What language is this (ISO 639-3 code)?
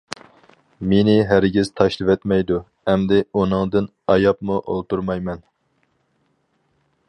uig